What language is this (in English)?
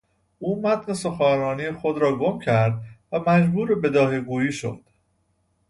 Persian